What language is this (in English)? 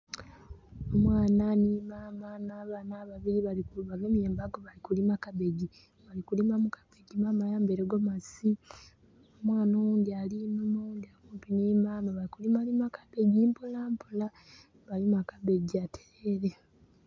Soga